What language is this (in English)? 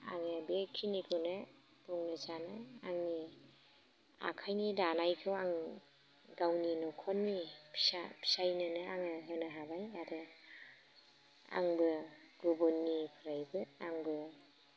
Bodo